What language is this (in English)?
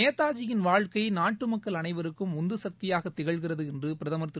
Tamil